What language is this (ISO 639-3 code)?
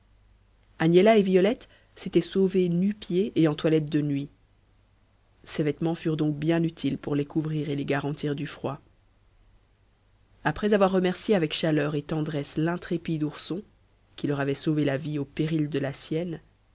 fra